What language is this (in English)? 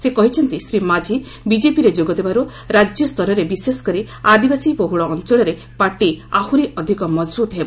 Odia